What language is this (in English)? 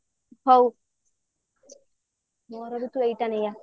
Odia